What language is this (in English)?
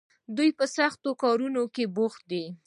Pashto